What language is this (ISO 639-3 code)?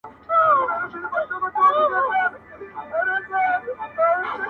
pus